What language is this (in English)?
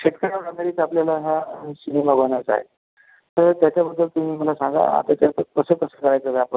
Marathi